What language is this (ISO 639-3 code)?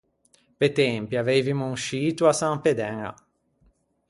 lij